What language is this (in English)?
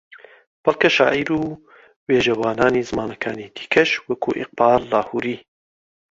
Central Kurdish